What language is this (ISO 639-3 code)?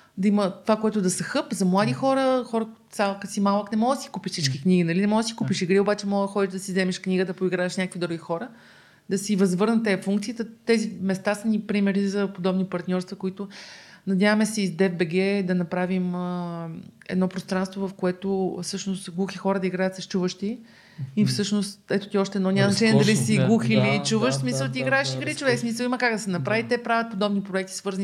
bul